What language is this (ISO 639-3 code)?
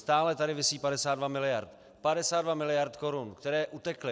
ces